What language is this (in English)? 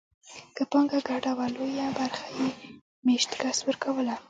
Pashto